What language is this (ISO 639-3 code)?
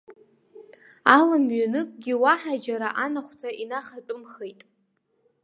abk